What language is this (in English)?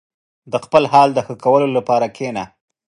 Pashto